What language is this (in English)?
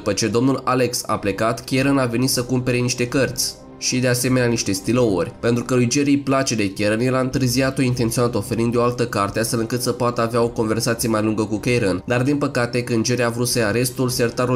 Romanian